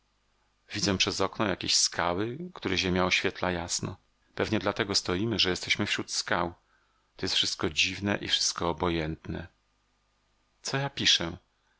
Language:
Polish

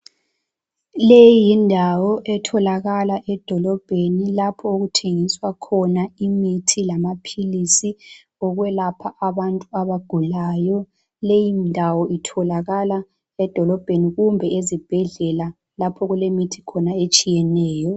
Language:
North Ndebele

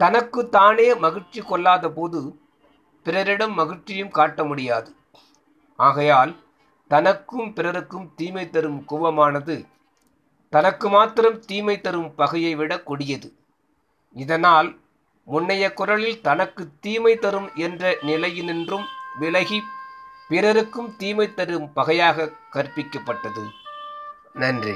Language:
Tamil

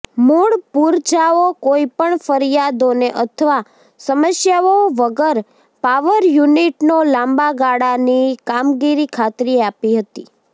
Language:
Gujarati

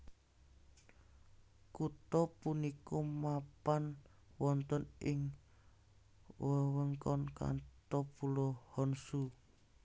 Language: Javanese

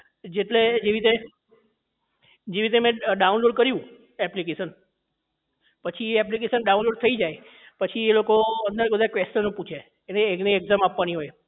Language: Gujarati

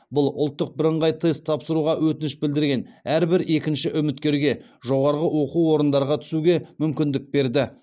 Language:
Kazakh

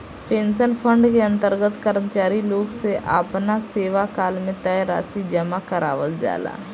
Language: Bhojpuri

